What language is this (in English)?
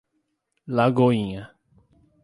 Portuguese